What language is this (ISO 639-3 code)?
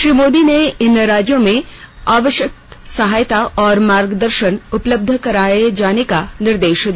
hin